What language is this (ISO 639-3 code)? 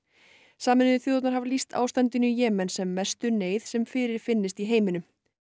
isl